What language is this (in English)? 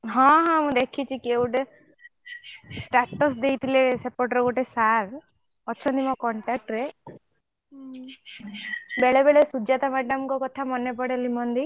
Odia